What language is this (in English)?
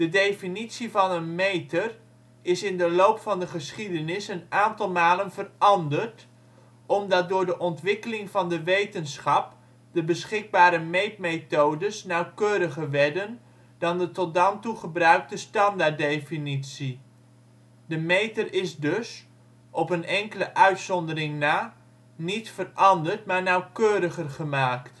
Dutch